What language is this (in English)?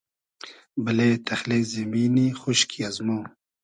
Hazaragi